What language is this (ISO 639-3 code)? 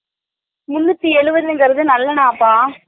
tam